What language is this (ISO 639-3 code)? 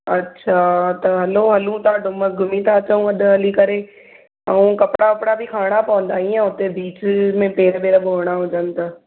snd